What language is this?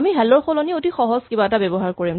Assamese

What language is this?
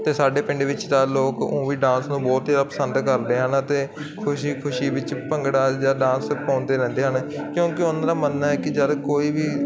Punjabi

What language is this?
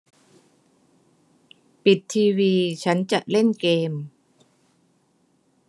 Thai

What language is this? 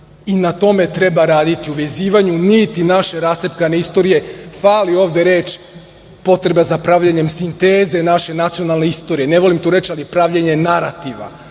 Serbian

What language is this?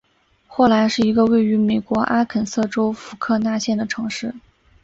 Chinese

